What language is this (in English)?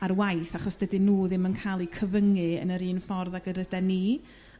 Welsh